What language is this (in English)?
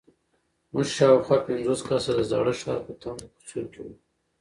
Pashto